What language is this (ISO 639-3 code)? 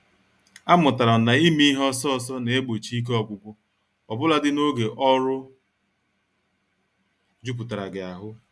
ibo